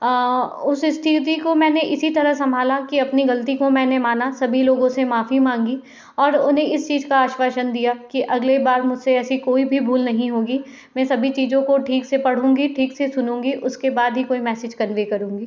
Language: Hindi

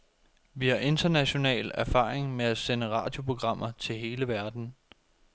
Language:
Danish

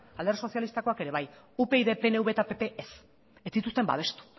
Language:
Basque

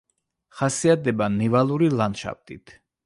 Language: Georgian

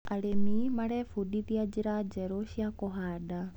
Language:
Kikuyu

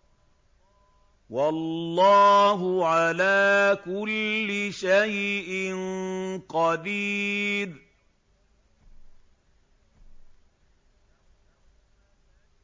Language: Arabic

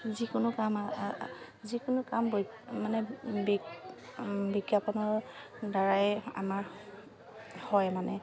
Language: Assamese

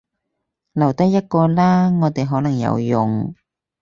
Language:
Cantonese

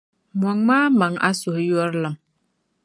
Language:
Dagbani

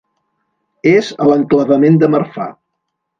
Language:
Catalan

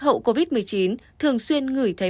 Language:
Vietnamese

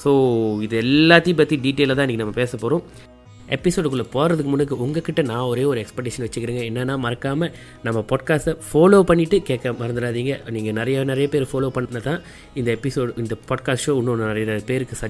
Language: Tamil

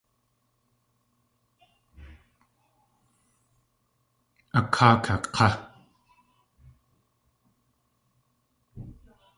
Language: Tlingit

